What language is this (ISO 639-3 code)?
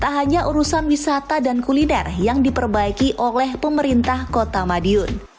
ind